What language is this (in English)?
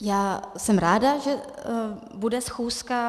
Czech